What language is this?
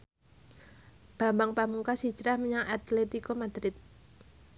Javanese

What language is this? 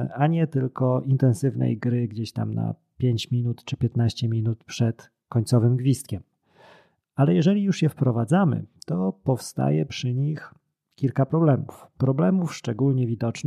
Polish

